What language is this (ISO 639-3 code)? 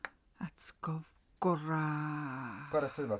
cym